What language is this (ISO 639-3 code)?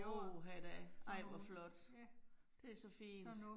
dan